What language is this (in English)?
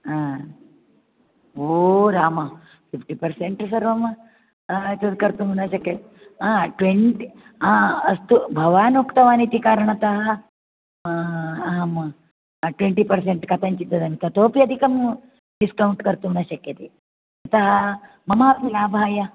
Sanskrit